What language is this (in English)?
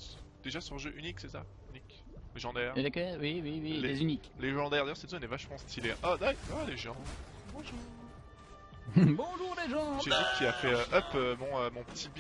French